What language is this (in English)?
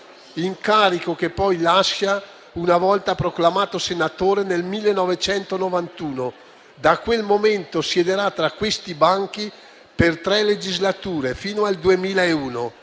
Italian